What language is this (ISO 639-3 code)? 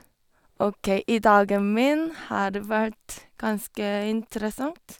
nor